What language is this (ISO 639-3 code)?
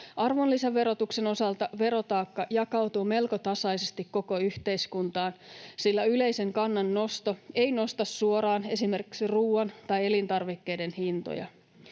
fin